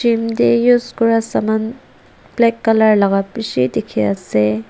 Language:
Naga Pidgin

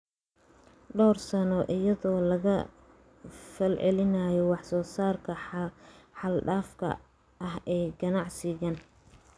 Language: Somali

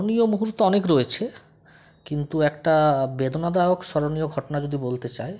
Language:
Bangla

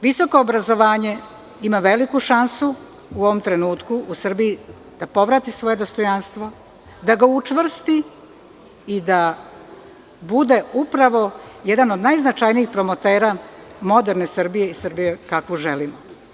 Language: Serbian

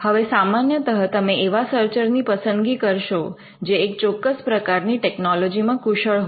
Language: Gujarati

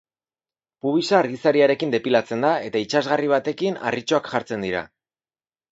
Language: Basque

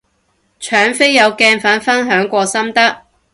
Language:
Cantonese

